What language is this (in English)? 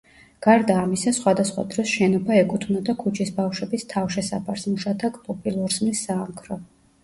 Georgian